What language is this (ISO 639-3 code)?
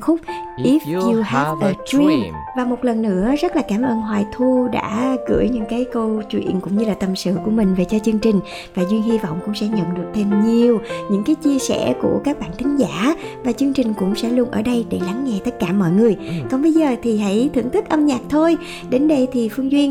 vie